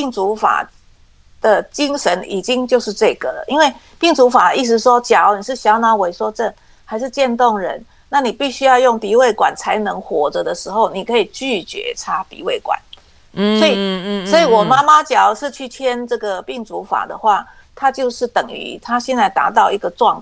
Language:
Chinese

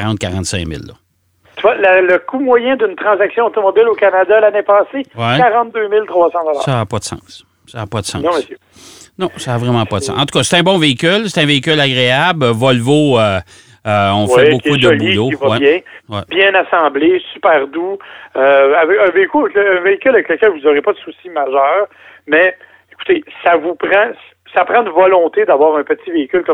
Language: French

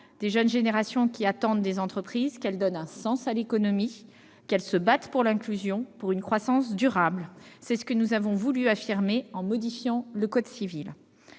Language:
French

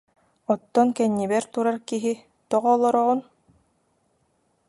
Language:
Yakut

